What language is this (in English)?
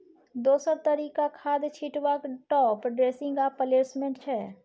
Maithili